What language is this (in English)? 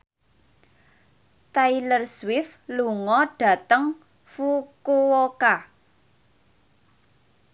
Javanese